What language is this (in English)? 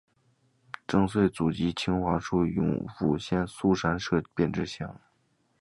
Chinese